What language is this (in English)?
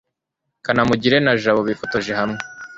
Kinyarwanda